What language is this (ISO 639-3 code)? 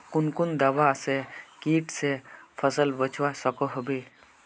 mag